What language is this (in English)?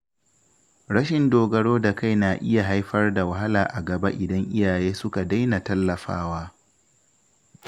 Hausa